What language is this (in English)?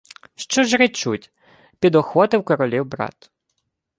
Ukrainian